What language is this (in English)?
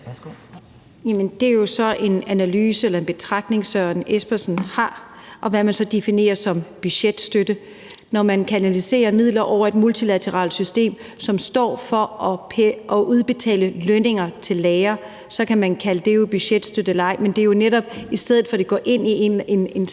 Danish